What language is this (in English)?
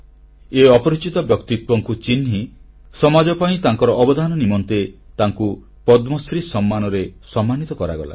Odia